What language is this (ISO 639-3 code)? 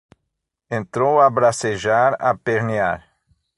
por